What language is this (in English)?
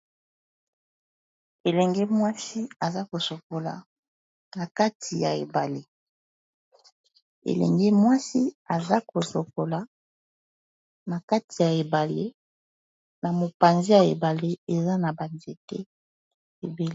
Lingala